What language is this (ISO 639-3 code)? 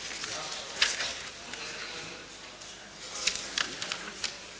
hrv